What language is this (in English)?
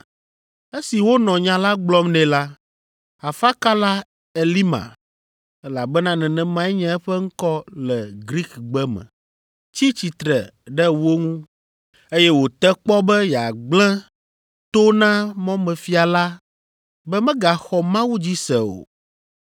Ewe